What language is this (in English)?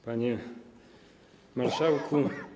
Polish